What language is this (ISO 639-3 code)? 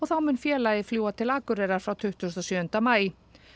isl